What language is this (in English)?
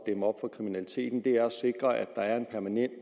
Danish